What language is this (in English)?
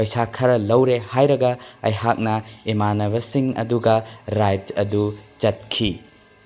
Manipuri